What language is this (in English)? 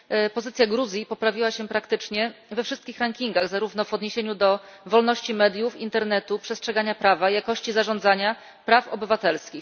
Polish